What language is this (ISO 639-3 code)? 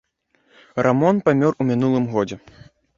bel